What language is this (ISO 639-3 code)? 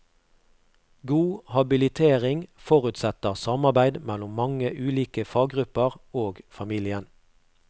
nor